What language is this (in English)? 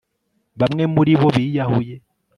Kinyarwanda